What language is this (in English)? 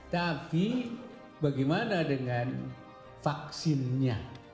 Indonesian